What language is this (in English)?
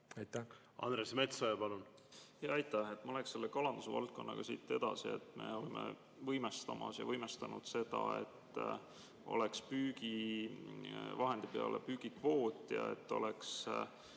Estonian